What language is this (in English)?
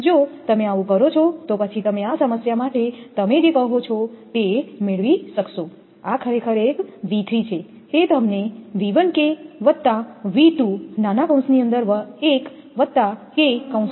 Gujarati